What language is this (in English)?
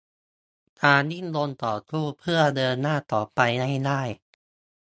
Thai